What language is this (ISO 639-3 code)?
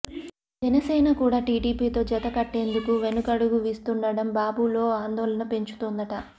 tel